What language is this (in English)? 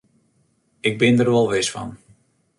Western Frisian